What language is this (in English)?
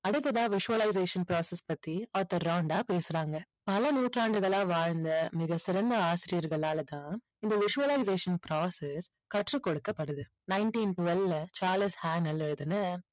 Tamil